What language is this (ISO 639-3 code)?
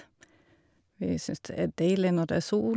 nor